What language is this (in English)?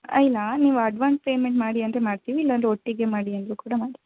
Kannada